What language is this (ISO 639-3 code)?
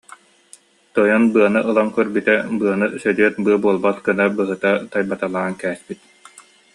sah